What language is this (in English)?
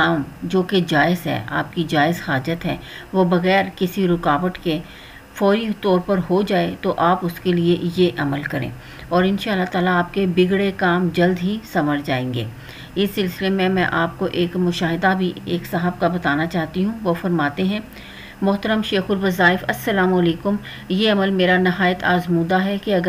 Hindi